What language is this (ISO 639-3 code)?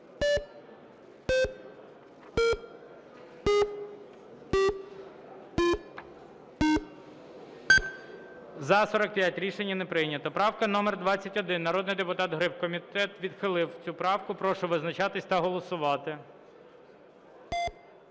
ukr